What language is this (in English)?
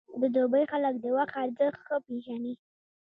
Pashto